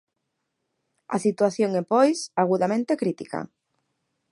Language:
Galician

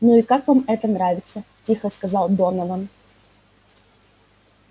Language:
Russian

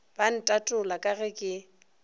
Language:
Northern Sotho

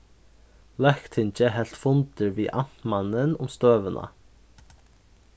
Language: Faroese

